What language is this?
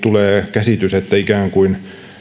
Finnish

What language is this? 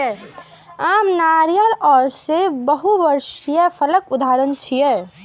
Maithili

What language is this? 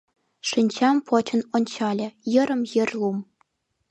Mari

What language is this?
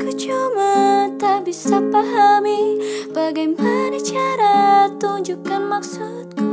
Indonesian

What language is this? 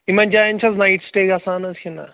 Kashmiri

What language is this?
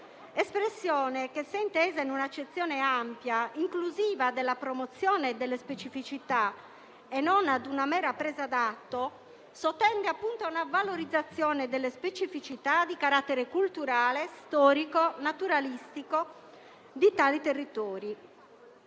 Italian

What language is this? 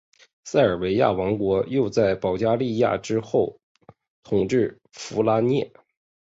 Chinese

